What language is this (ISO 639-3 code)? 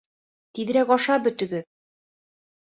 bak